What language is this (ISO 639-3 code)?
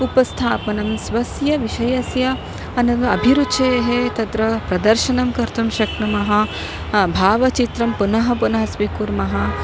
san